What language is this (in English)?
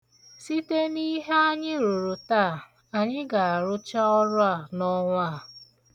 Igbo